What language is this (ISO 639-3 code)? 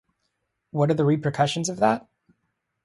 eng